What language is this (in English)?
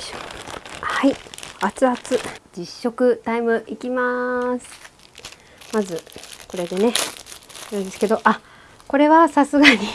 Japanese